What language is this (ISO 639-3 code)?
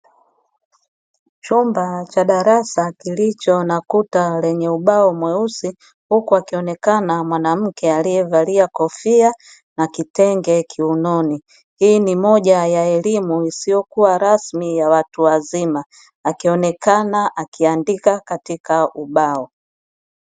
swa